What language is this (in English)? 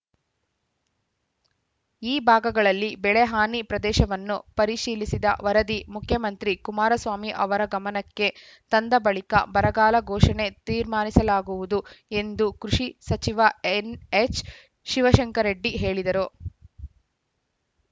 Kannada